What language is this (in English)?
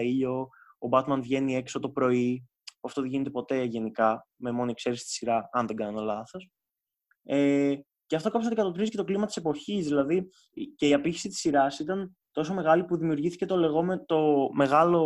Greek